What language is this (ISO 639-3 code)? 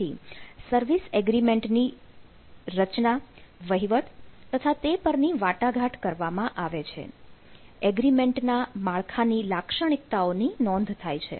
guj